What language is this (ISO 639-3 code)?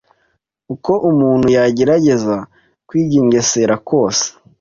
kin